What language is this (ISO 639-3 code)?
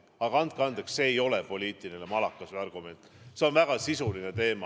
est